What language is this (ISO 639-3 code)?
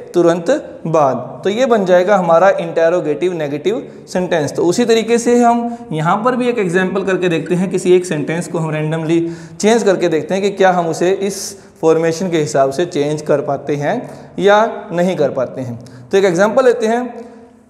hin